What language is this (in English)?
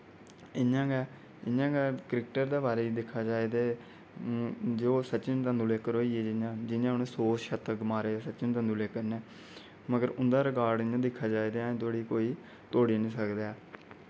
Dogri